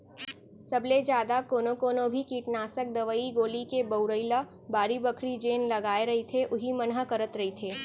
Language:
Chhattisgarhi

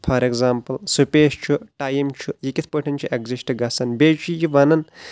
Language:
Kashmiri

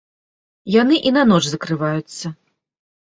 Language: Belarusian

